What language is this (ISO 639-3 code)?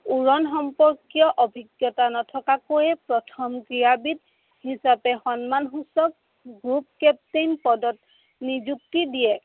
asm